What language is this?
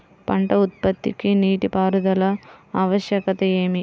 Telugu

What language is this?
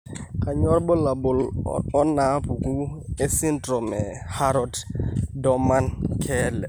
Masai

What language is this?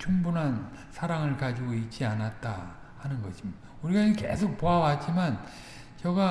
Korean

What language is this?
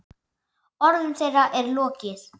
Icelandic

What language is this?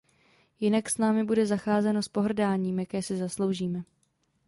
Czech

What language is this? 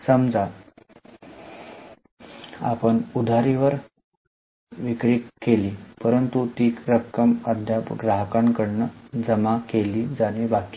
Marathi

